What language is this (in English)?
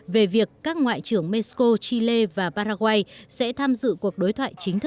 Vietnamese